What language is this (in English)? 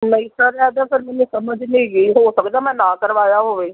Punjabi